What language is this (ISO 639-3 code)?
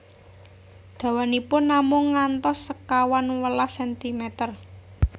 jav